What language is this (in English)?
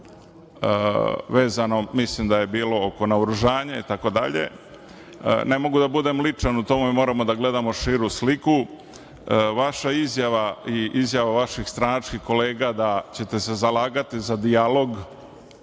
Serbian